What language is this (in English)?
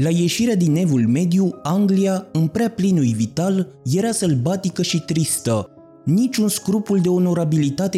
Romanian